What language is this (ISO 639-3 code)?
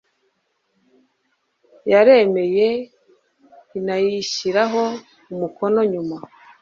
kin